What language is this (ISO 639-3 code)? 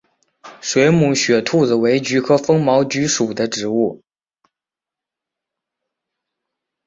zho